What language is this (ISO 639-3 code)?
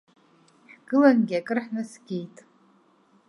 abk